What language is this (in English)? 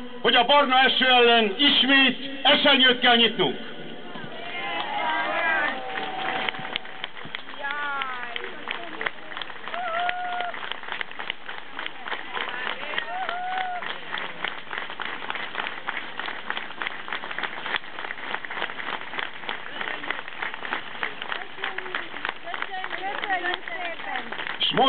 Hungarian